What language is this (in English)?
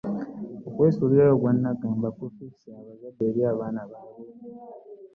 Ganda